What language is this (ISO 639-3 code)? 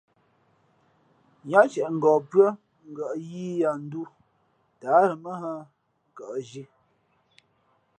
fmp